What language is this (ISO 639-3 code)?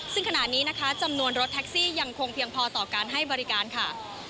tha